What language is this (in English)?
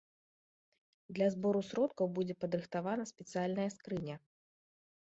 Belarusian